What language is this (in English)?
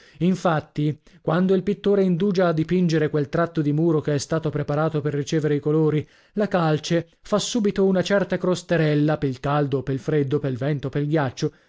Italian